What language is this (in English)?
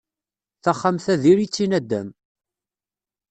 Kabyle